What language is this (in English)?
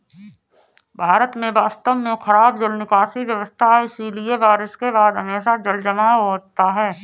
Hindi